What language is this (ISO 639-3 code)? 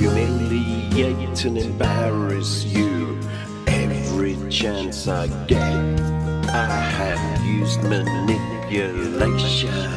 eng